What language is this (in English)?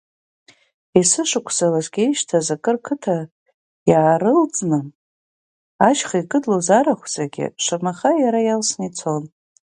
Abkhazian